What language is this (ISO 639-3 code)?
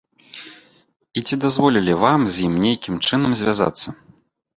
bel